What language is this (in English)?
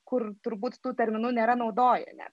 Lithuanian